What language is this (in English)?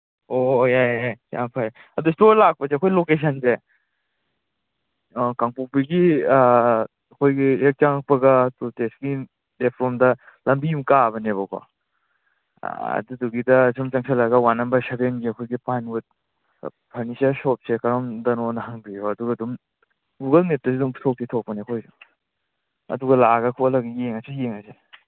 Manipuri